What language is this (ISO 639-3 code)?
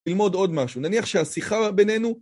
heb